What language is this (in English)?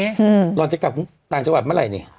Thai